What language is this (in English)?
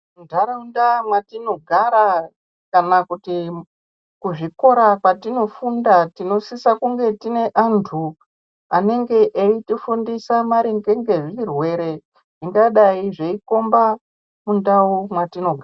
Ndau